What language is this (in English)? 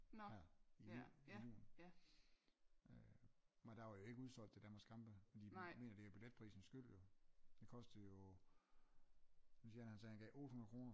Danish